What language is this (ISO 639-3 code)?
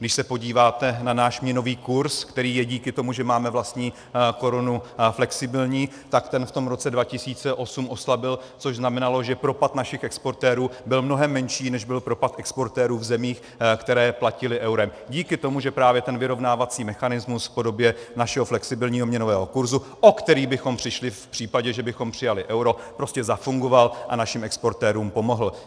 ces